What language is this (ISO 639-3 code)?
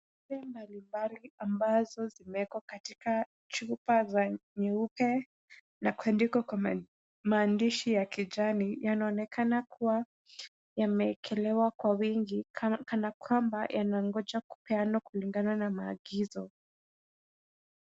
swa